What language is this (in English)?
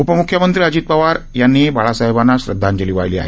Marathi